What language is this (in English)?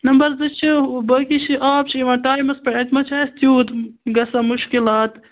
Kashmiri